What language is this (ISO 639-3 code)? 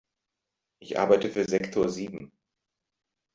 deu